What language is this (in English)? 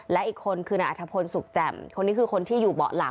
Thai